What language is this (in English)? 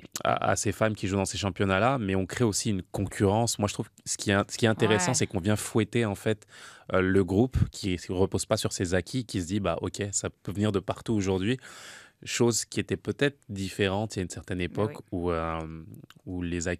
French